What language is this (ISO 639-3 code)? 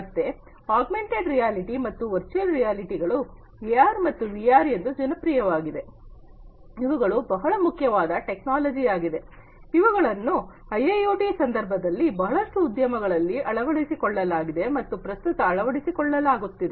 kan